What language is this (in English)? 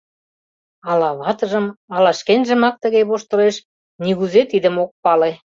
Mari